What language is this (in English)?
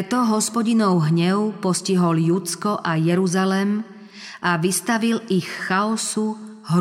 Slovak